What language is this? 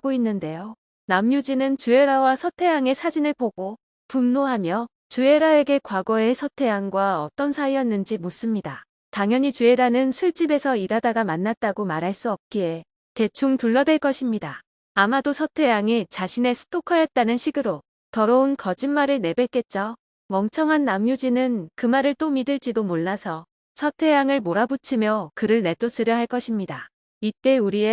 Korean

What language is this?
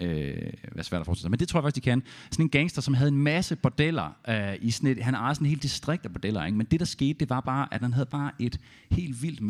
Danish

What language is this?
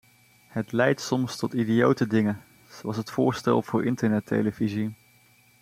Dutch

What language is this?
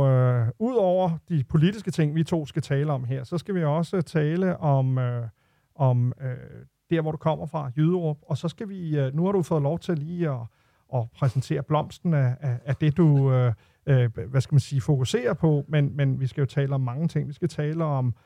Danish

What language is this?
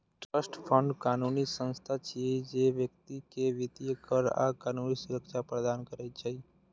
Maithili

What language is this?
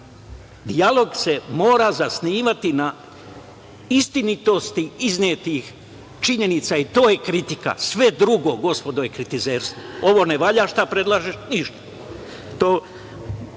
Serbian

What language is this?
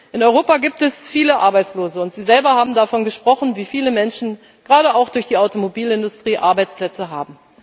German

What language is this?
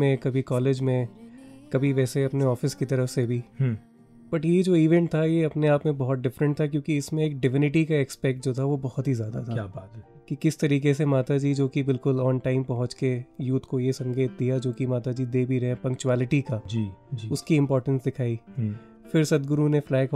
Hindi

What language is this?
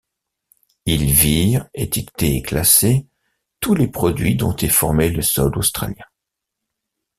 French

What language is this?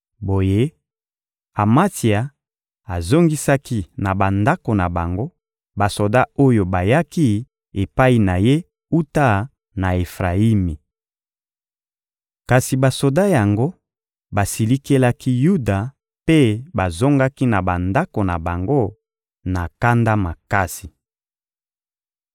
Lingala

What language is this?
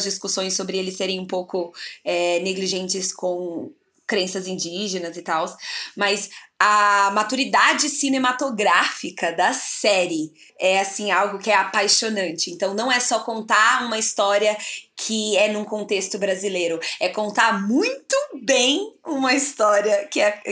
Portuguese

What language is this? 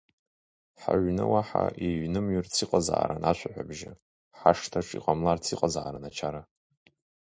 Abkhazian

